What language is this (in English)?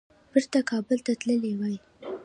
Pashto